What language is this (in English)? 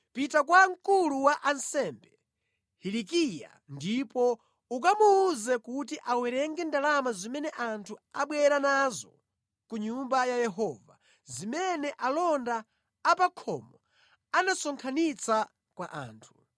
Nyanja